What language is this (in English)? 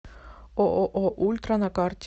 Russian